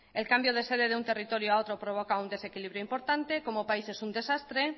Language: Spanish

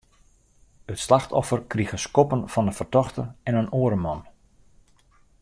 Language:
Western Frisian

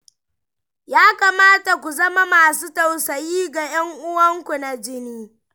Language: Hausa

